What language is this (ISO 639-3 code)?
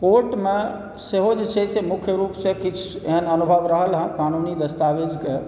mai